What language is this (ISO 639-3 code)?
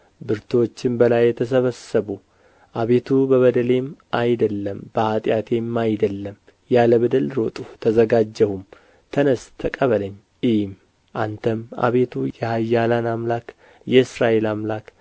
amh